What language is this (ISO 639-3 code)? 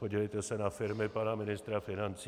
ces